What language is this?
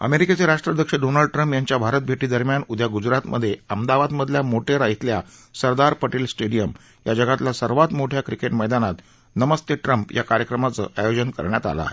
Marathi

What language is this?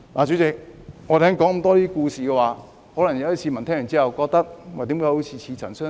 Cantonese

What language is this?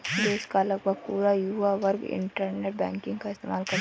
Hindi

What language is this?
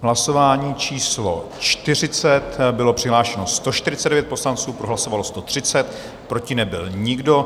Czech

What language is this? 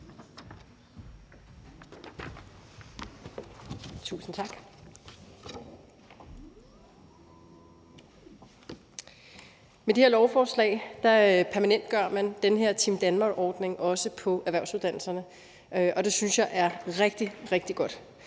Danish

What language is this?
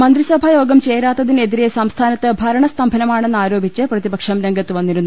Malayalam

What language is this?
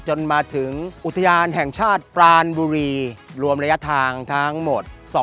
Thai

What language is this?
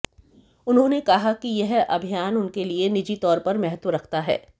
Hindi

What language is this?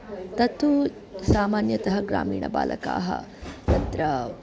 Sanskrit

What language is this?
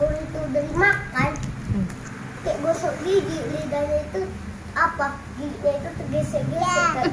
Indonesian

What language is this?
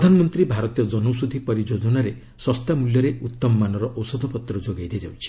Odia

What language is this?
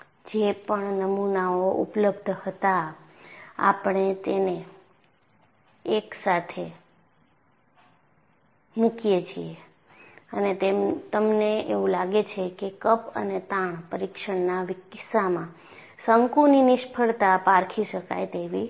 Gujarati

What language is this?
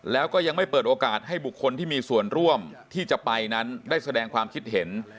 Thai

